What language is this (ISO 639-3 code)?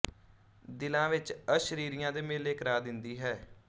pan